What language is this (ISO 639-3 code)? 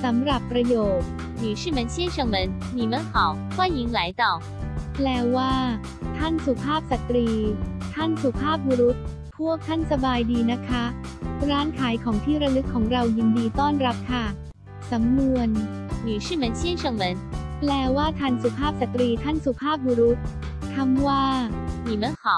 tha